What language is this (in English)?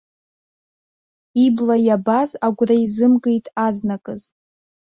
Abkhazian